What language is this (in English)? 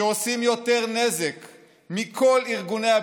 Hebrew